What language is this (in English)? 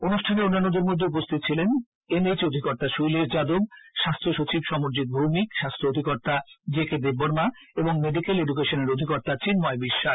Bangla